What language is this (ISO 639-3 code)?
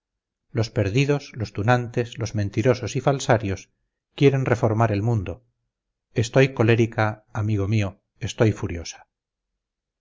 spa